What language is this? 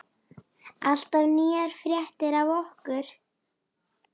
Icelandic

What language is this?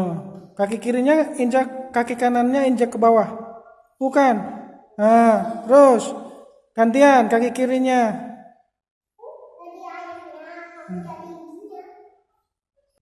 Indonesian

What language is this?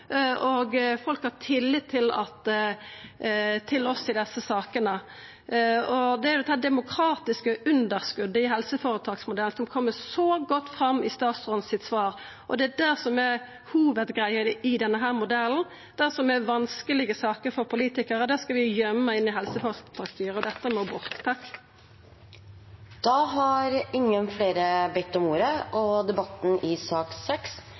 Norwegian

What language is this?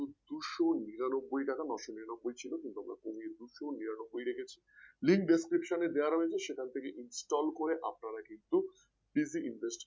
Bangla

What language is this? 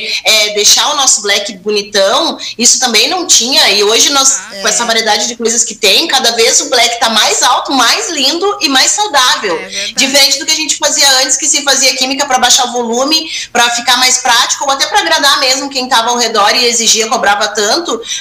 Portuguese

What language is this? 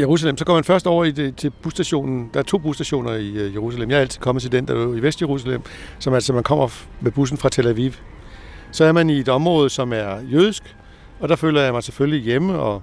Danish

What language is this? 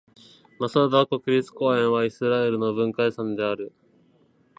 Japanese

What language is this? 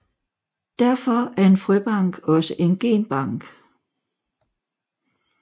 Danish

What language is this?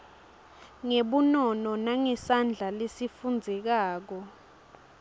Swati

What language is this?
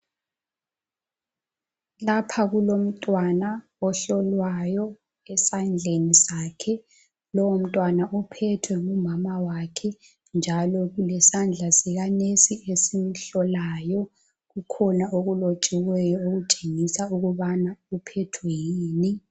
North Ndebele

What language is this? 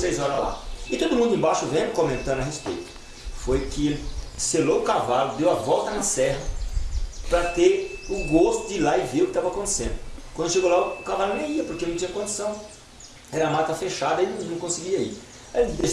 Portuguese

